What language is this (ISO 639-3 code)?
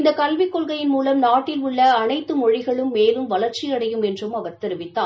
tam